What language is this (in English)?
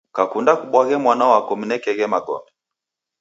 Taita